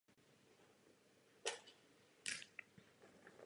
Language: Czech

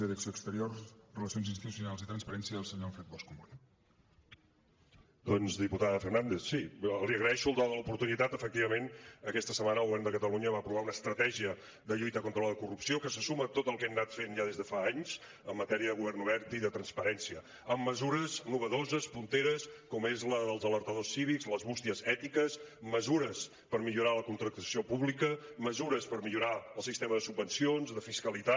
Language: Catalan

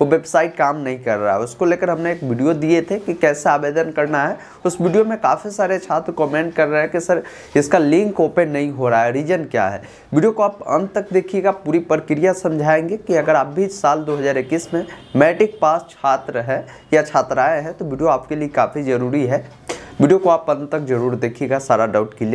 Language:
Hindi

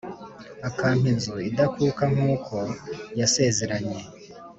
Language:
Kinyarwanda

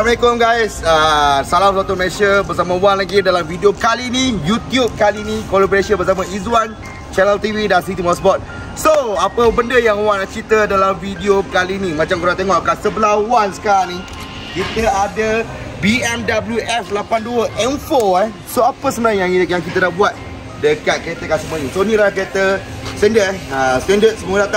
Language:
Malay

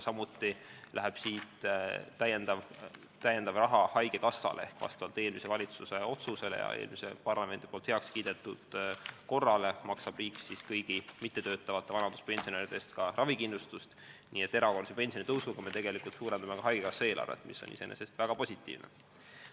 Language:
Estonian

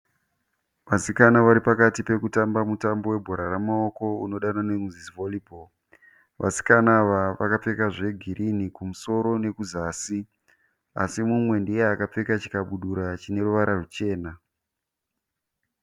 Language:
Shona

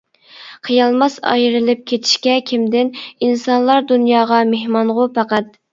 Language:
Uyghur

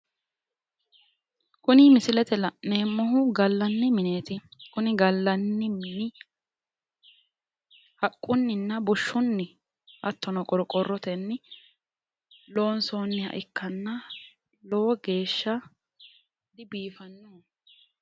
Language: Sidamo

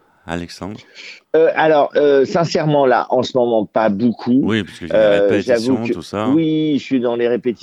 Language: French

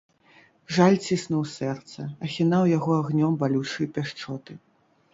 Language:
Belarusian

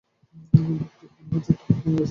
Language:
Bangla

